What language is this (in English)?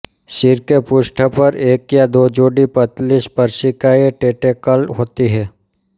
Hindi